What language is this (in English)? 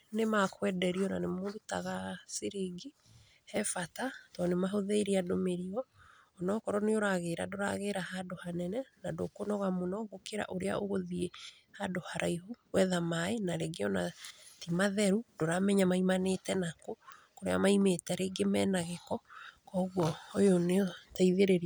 Kikuyu